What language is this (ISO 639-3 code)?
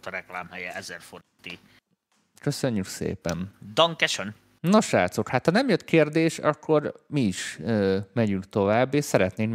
hun